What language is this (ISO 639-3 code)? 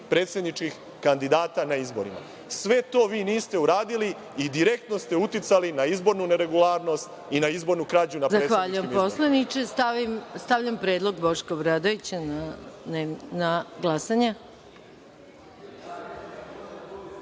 srp